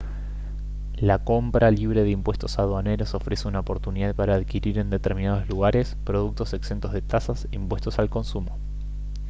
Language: Spanish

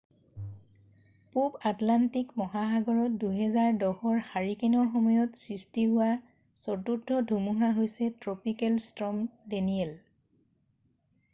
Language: Assamese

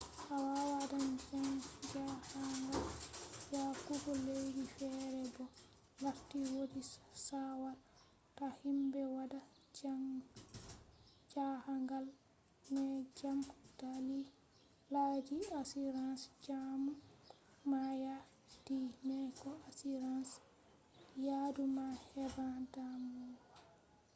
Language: Fula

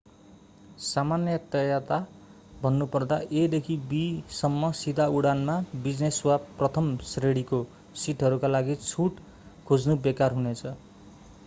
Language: Nepali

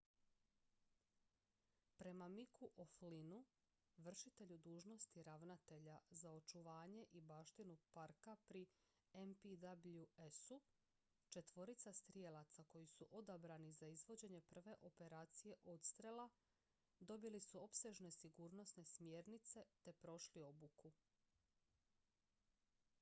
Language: Croatian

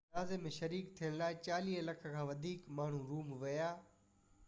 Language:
Sindhi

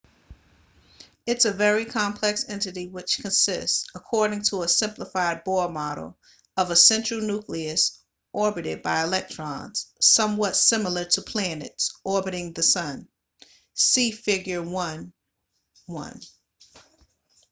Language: English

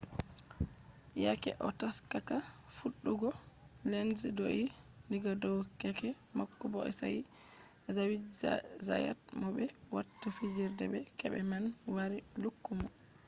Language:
Fula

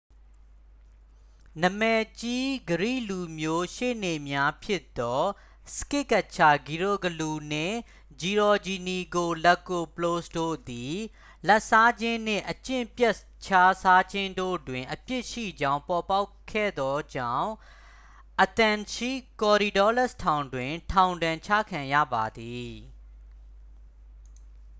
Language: Burmese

